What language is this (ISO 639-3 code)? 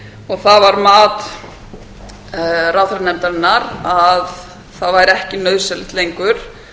isl